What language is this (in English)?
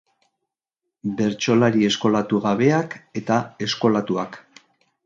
Basque